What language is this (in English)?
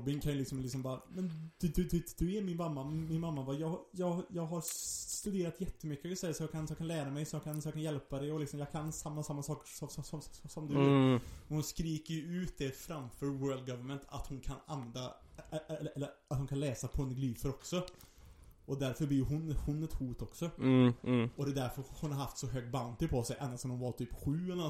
Swedish